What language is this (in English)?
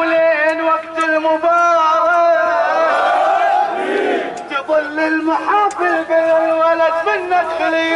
Arabic